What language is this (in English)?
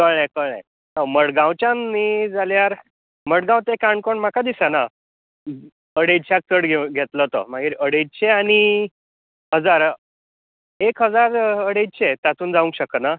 Konkani